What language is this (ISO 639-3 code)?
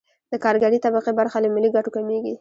pus